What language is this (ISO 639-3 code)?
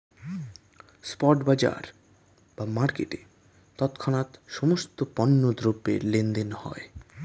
ben